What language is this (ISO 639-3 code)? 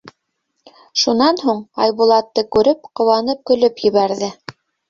bak